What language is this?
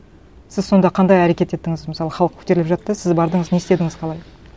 Kazakh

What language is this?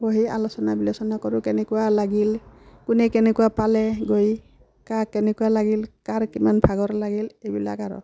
Assamese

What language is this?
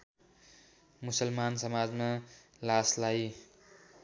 Nepali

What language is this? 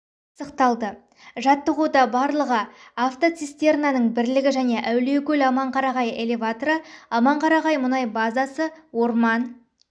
Kazakh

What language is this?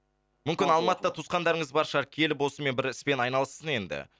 Kazakh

